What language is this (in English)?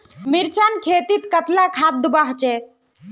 Magahi